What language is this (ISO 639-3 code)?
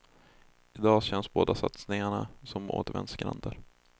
swe